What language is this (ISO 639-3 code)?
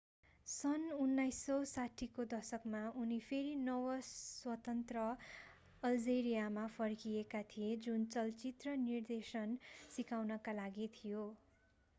nep